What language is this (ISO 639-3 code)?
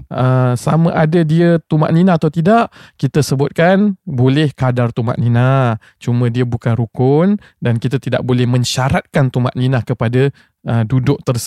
msa